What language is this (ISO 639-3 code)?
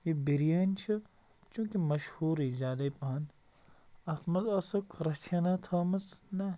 kas